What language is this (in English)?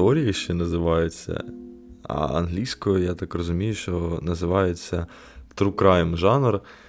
Ukrainian